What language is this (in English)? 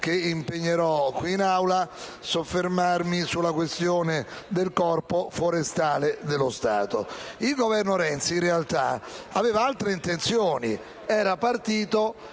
Italian